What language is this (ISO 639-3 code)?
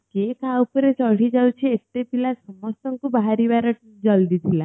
ori